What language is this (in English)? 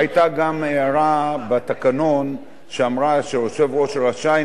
Hebrew